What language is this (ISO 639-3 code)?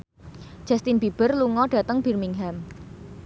jav